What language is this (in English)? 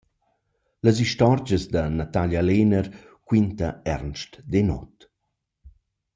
Romansh